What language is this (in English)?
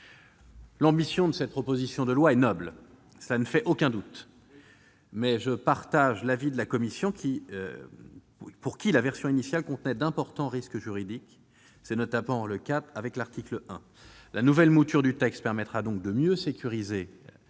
French